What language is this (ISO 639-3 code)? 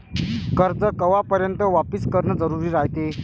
mar